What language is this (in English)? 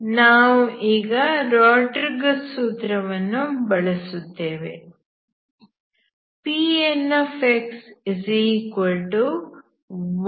Kannada